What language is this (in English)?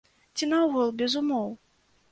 Belarusian